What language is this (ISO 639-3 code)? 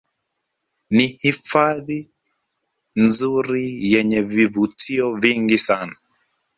swa